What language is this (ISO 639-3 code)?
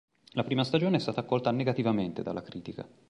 ita